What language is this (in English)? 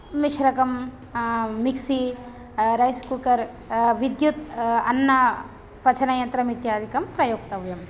Sanskrit